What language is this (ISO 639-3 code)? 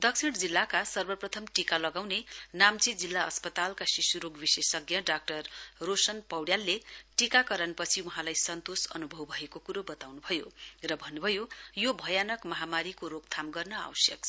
nep